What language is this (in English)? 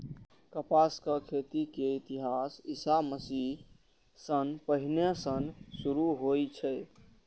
Maithili